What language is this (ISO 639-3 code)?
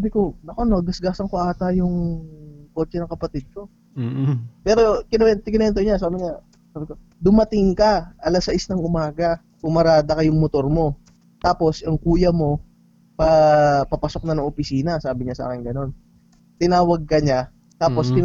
fil